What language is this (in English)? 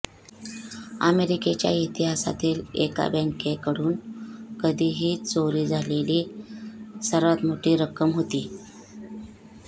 Marathi